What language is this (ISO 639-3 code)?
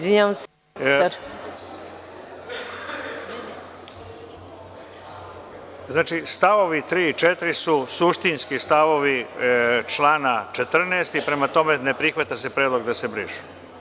srp